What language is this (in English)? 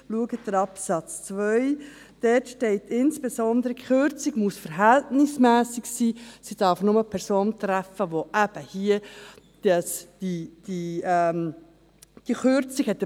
Swiss German